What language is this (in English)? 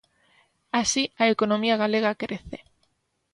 Galician